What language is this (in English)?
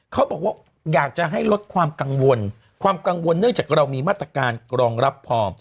Thai